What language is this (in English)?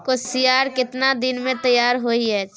Maithili